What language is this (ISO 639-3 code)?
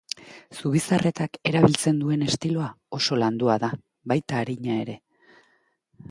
eus